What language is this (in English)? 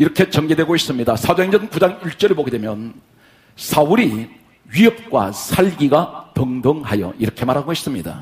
Korean